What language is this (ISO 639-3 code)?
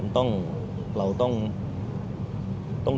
tha